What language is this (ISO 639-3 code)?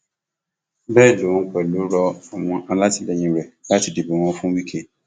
yor